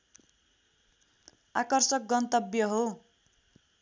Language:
Nepali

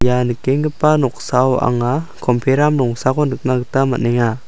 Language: Garo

